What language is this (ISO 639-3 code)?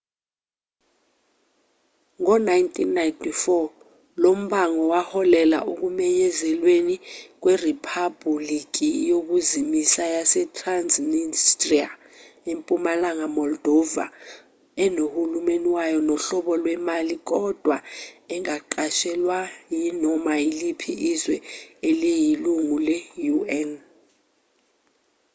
zul